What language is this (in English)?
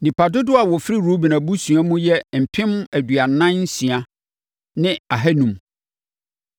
Akan